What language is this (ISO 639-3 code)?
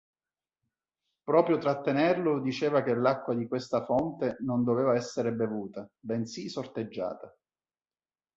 ita